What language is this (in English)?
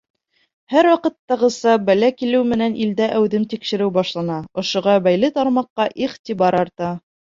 Bashkir